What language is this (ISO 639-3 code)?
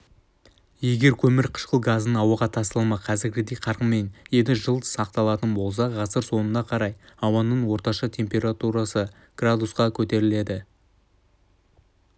kaz